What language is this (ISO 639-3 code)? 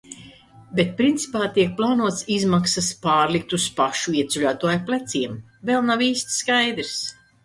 lav